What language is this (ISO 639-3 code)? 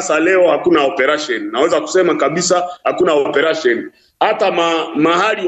swa